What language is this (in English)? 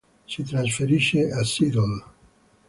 Italian